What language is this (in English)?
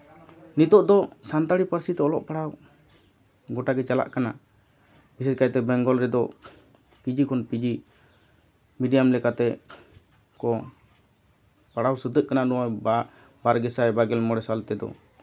Santali